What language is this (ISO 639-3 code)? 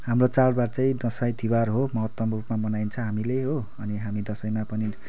nep